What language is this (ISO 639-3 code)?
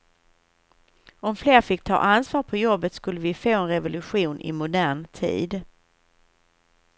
swe